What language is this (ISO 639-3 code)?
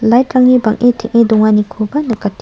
grt